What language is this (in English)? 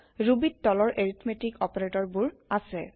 Assamese